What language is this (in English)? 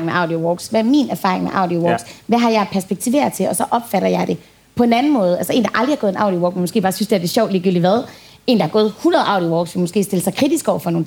Danish